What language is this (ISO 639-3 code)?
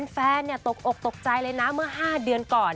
tha